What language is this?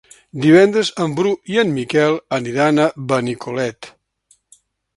Catalan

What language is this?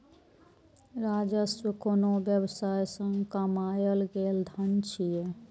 Maithili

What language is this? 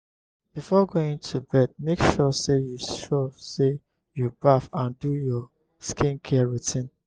Nigerian Pidgin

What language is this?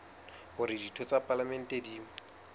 Southern Sotho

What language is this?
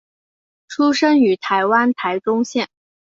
Chinese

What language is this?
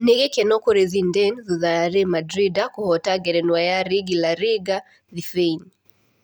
Kikuyu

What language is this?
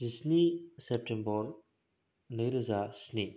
Bodo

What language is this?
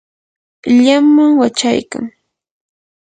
Yanahuanca Pasco Quechua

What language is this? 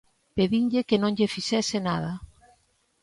Galician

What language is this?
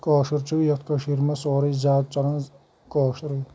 Kashmiri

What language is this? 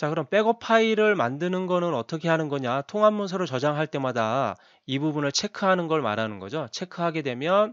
Korean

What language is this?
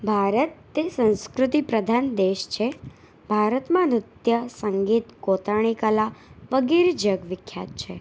Gujarati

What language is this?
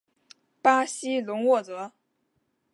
Chinese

